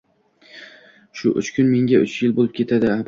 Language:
Uzbek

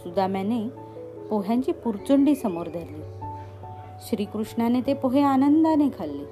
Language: Marathi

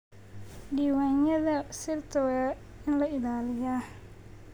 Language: Somali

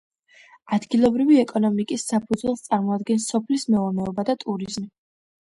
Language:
Georgian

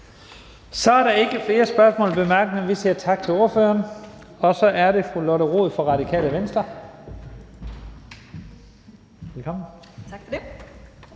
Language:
Danish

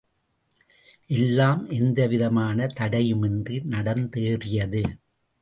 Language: Tamil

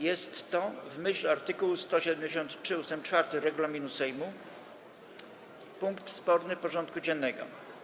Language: Polish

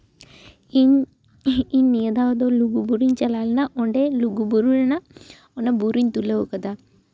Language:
Santali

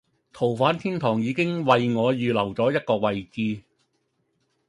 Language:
Cantonese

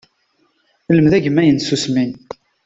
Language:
Kabyle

